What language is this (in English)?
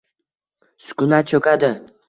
Uzbek